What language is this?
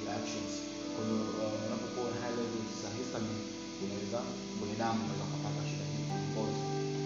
Swahili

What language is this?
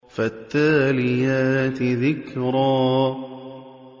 Arabic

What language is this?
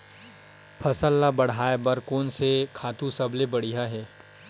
Chhattisgarhi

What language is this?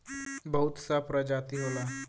Bhojpuri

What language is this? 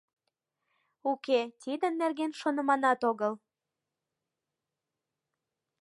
Mari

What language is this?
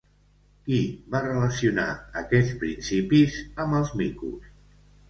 Catalan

